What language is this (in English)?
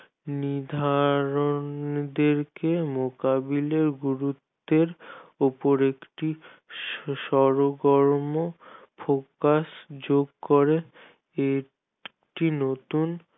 Bangla